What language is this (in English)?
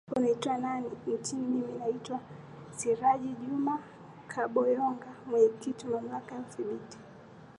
Swahili